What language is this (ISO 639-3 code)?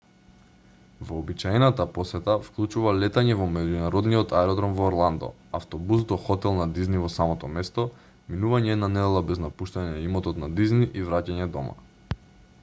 mkd